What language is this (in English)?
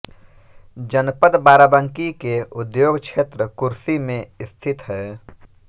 Hindi